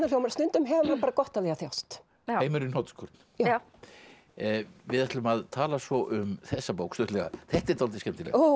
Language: Icelandic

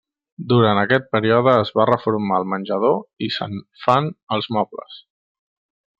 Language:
Catalan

